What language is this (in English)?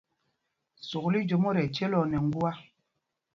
Mpumpong